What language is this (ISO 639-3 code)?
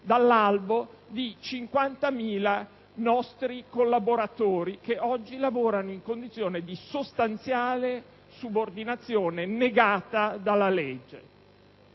ita